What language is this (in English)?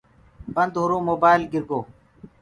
Gurgula